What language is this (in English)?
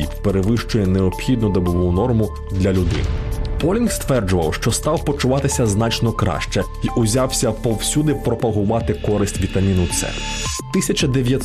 Ukrainian